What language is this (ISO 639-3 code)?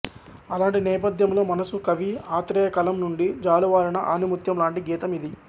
tel